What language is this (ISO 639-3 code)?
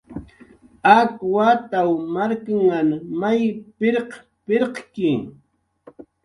jqr